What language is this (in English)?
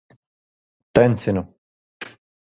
Latvian